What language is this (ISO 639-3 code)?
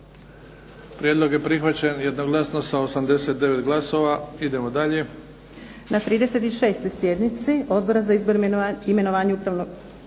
hrv